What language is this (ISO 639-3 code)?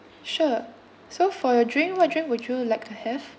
eng